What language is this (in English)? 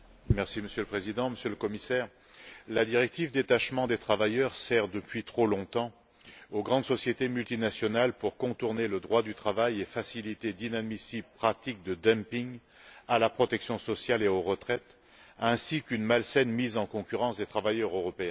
French